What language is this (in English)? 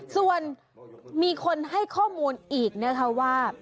Thai